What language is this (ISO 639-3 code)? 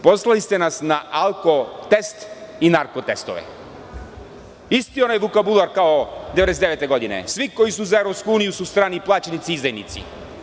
srp